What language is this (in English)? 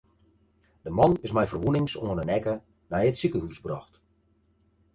Western Frisian